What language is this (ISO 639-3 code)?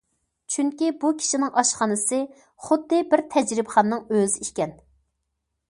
uig